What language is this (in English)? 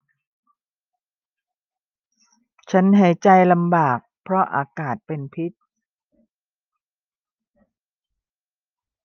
Thai